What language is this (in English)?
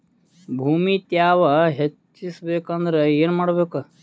Kannada